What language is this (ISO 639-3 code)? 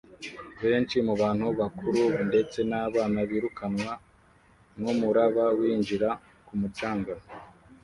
kin